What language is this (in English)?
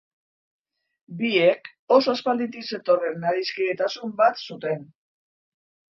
Basque